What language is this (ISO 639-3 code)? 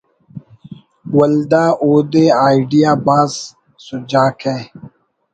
brh